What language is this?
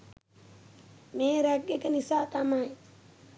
Sinhala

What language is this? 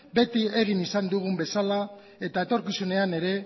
Basque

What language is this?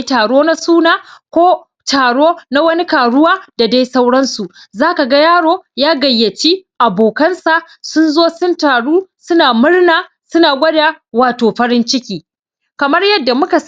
Hausa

